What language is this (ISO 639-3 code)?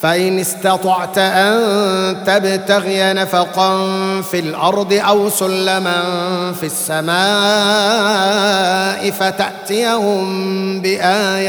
ara